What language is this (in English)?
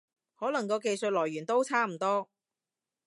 Cantonese